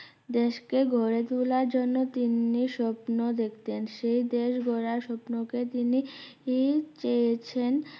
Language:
Bangla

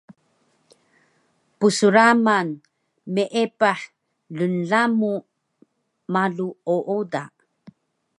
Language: Taroko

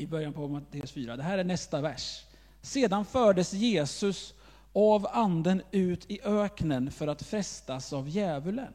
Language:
Swedish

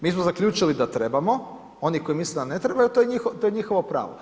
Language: Croatian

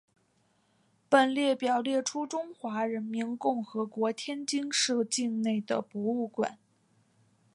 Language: Chinese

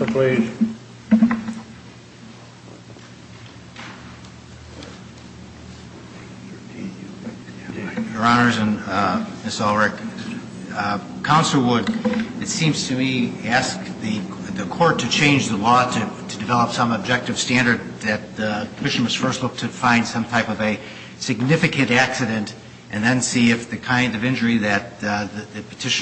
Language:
English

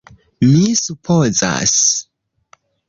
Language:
Esperanto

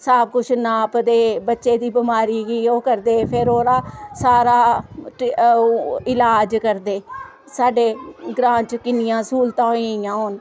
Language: Dogri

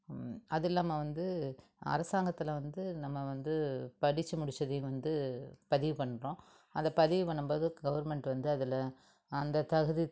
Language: Tamil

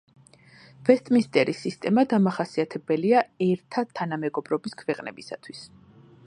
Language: Georgian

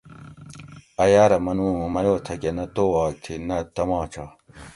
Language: Gawri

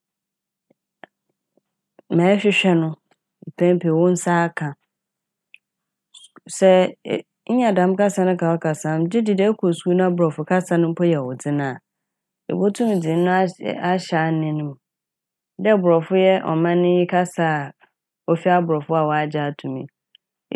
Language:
Akan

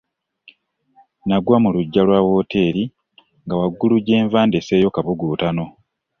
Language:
Ganda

